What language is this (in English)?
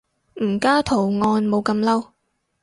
Cantonese